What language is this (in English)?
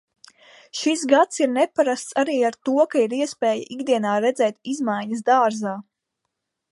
Latvian